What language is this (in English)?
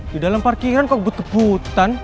Indonesian